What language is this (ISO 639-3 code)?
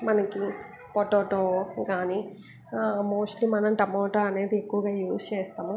tel